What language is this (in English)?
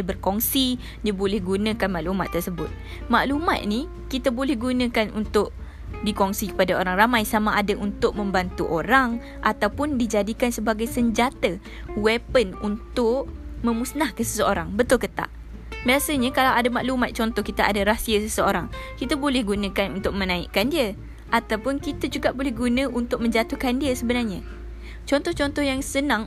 Malay